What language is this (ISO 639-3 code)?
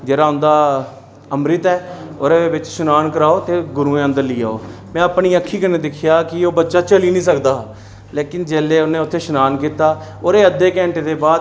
doi